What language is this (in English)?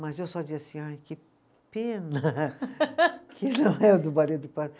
Portuguese